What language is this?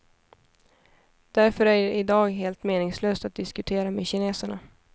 Swedish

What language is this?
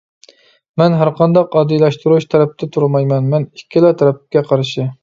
Uyghur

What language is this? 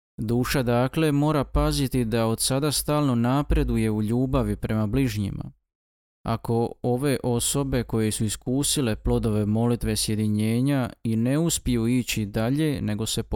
Croatian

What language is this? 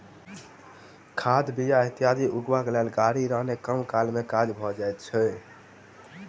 Maithili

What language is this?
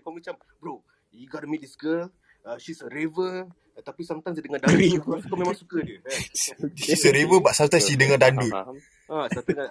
Malay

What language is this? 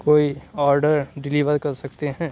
Urdu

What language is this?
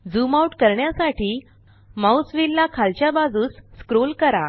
Marathi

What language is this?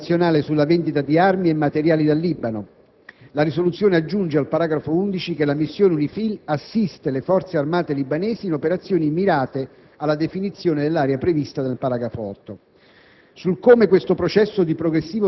Italian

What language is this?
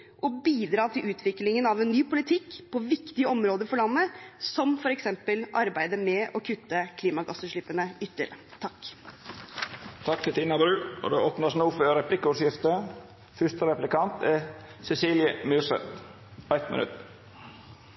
Norwegian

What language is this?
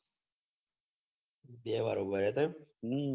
Gujarati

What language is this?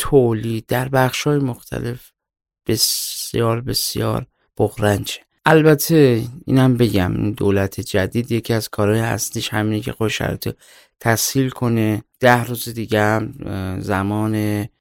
Persian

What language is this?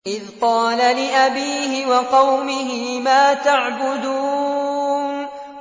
Arabic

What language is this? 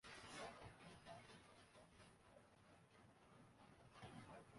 Urdu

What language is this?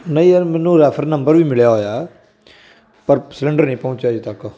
Punjabi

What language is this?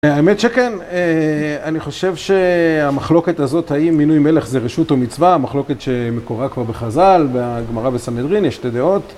Hebrew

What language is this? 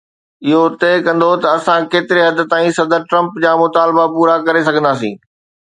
Sindhi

